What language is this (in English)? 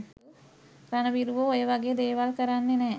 Sinhala